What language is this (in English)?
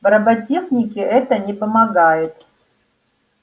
Russian